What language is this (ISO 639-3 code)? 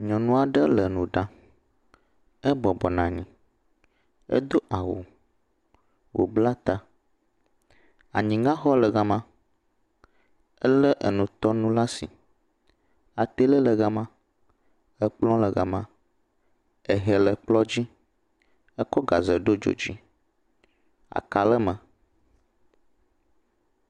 ewe